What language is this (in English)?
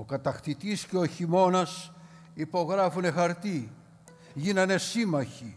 Greek